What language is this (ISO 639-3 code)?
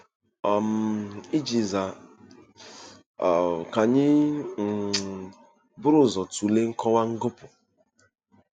ibo